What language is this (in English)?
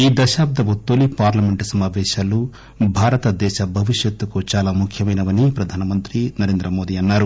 Telugu